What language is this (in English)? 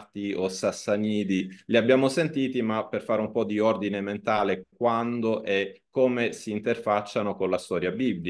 Italian